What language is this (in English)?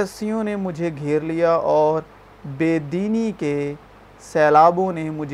Urdu